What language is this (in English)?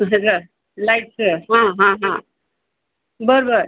Marathi